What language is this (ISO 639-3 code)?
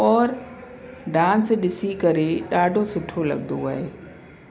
snd